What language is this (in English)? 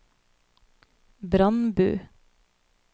Norwegian